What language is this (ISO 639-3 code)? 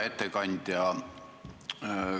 est